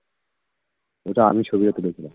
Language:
Bangla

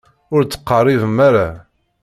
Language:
Kabyle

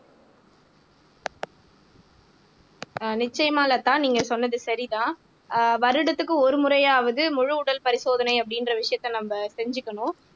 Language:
Tamil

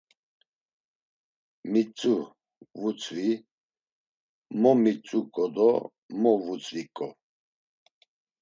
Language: Laz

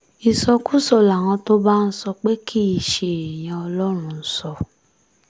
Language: Yoruba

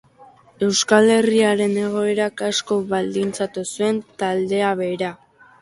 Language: Basque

